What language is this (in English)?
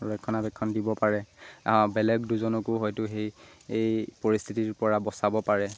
Assamese